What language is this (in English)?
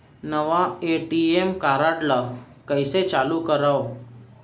Chhattisgarhi